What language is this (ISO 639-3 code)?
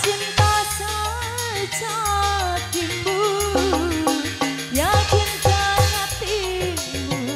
ind